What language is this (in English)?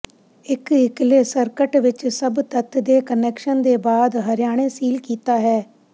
Punjabi